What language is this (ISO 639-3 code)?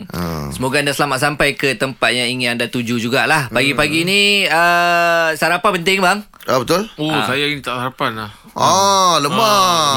msa